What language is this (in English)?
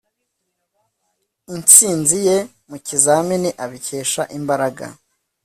Kinyarwanda